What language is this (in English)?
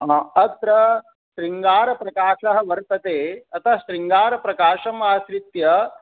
Sanskrit